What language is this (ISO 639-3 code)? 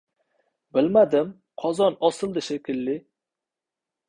uzb